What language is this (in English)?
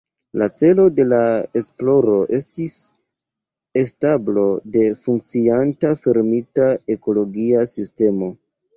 Esperanto